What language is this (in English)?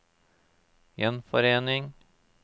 Norwegian